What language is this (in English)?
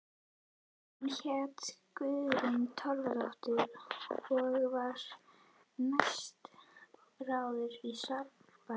Icelandic